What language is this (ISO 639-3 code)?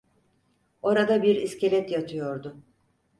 tur